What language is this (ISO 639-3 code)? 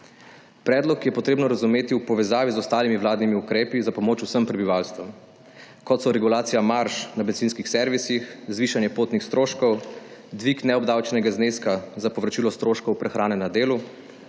slv